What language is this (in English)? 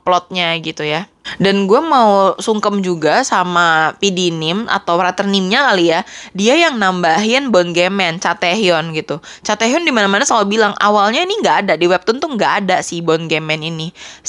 Indonesian